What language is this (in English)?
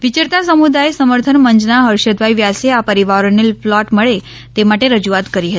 Gujarati